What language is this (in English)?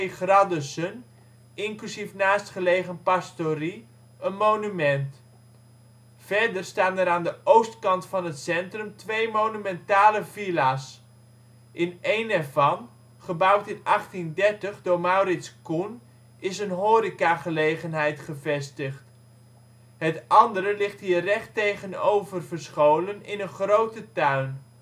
Dutch